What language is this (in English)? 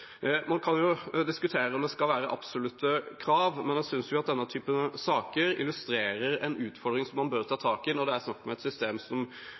Norwegian Bokmål